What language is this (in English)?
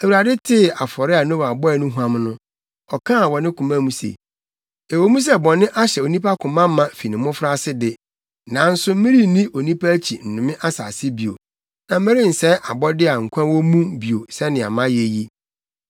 Akan